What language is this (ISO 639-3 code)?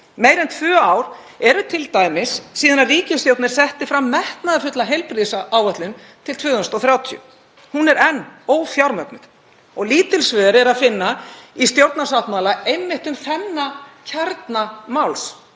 isl